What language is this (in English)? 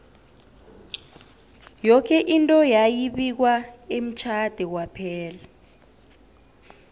South Ndebele